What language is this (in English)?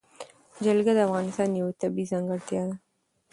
Pashto